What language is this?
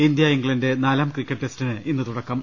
Malayalam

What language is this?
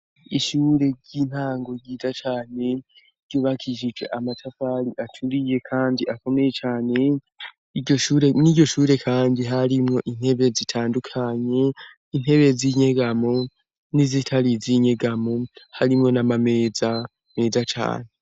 Rundi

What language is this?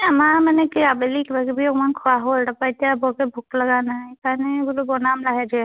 Assamese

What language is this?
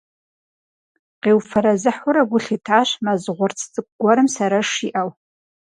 Kabardian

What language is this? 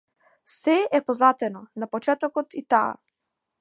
Macedonian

